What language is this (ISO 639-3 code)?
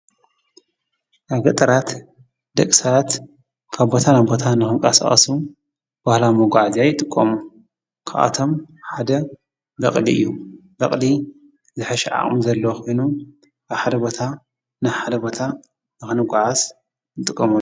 tir